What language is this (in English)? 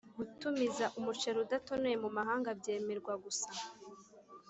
Kinyarwanda